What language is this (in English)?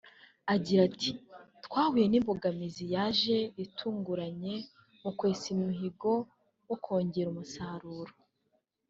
Kinyarwanda